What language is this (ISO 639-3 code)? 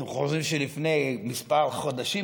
heb